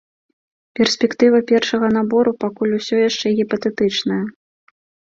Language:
Belarusian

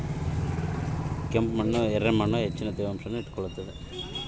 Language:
Kannada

